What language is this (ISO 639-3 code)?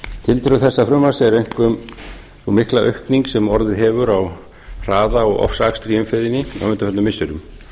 isl